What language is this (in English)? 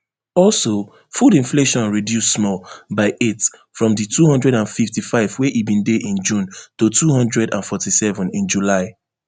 Nigerian Pidgin